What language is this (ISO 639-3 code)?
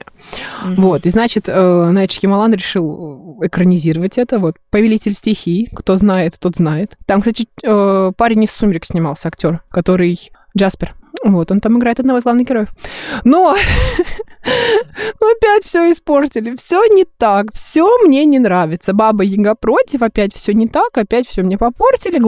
rus